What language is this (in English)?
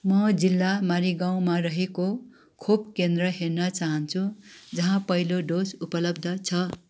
Nepali